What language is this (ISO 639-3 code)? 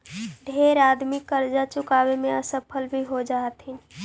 mag